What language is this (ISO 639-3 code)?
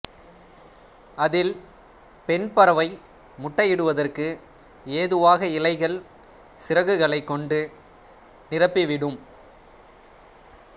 tam